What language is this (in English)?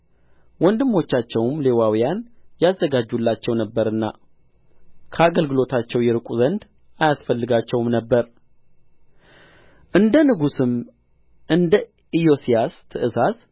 Amharic